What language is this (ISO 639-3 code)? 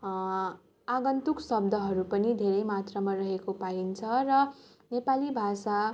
nep